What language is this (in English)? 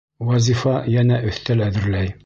Bashkir